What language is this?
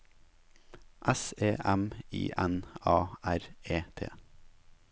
Norwegian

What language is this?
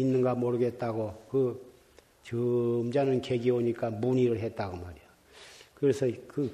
Korean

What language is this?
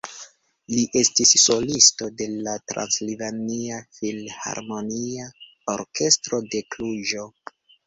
Esperanto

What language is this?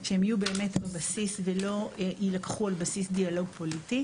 Hebrew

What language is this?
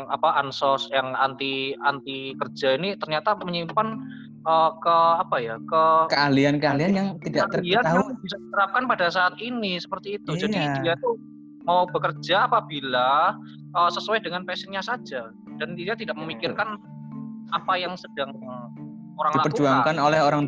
Indonesian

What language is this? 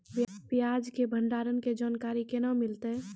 Maithili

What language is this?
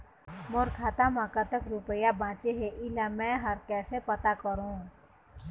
Chhattisgarhi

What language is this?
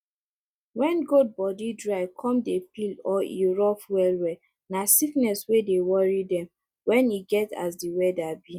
Nigerian Pidgin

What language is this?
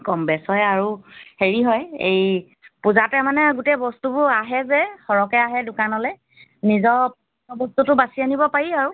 Assamese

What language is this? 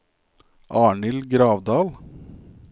Norwegian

